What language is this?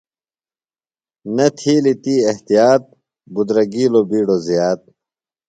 Phalura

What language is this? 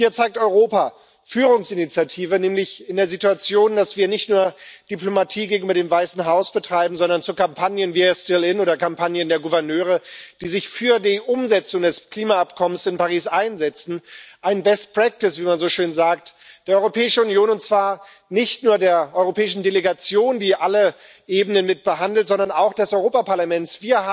German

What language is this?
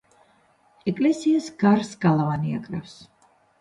Georgian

